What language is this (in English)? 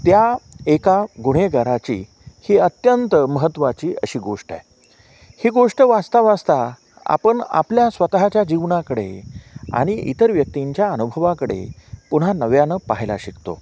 Marathi